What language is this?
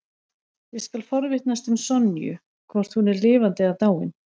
Icelandic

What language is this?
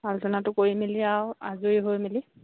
Assamese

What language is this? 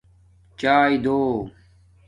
Domaaki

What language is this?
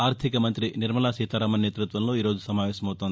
Telugu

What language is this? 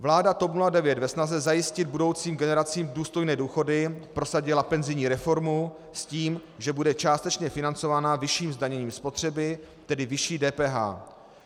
Czech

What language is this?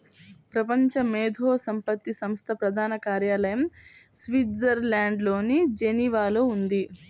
Telugu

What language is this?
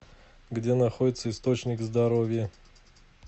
Russian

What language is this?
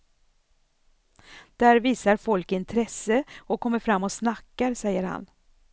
Swedish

